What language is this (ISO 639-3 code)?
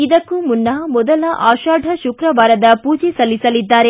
kan